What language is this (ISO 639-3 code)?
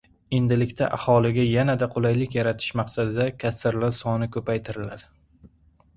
uzb